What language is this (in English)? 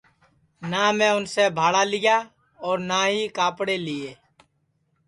Sansi